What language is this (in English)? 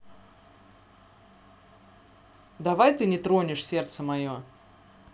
Russian